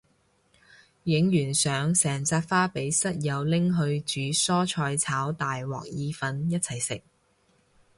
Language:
Cantonese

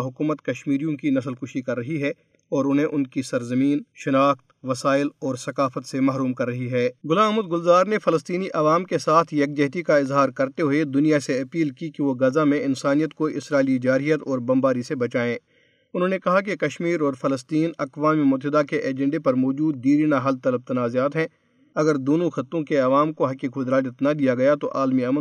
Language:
Urdu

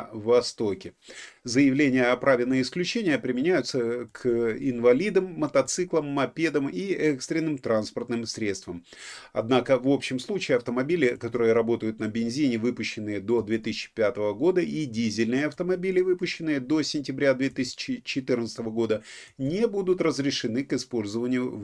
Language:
Russian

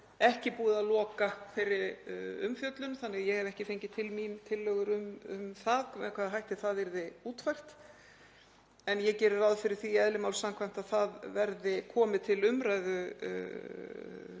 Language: Icelandic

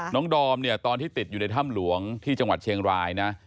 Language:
Thai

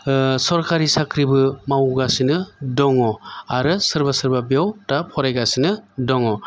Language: Bodo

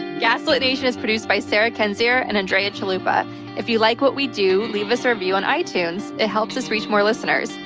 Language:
English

